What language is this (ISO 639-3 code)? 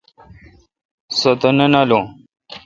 xka